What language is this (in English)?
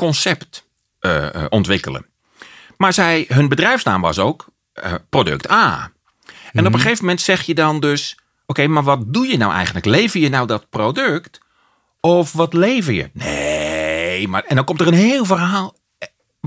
Dutch